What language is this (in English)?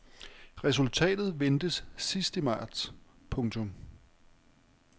Danish